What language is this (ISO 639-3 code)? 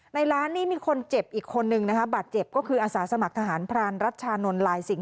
tha